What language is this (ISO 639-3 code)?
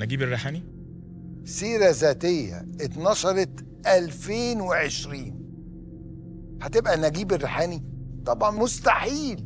ara